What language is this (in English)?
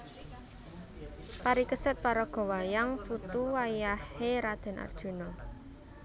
Javanese